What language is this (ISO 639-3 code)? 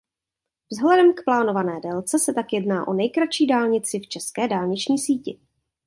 ces